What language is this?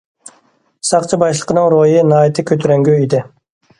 Uyghur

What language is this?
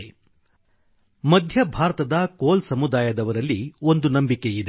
Kannada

